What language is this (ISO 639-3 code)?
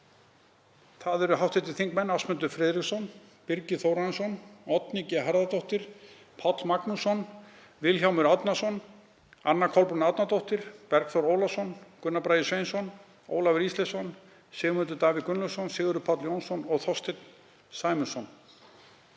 isl